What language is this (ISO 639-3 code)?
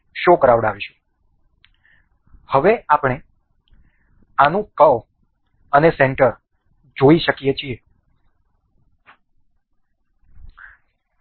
guj